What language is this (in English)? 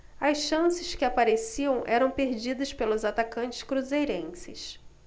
Portuguese